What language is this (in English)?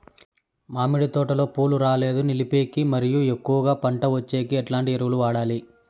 Telugu